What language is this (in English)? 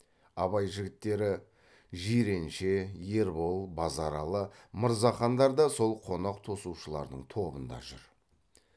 Kazakh